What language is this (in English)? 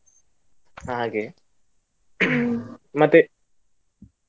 Kannada